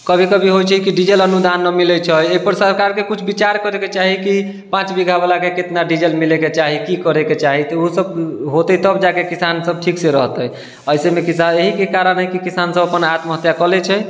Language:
Maithili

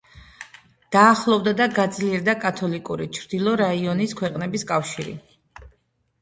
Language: Georgian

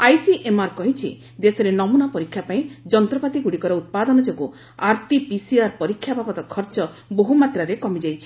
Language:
Odia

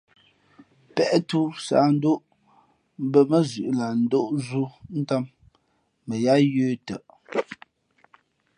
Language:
Fe'fe'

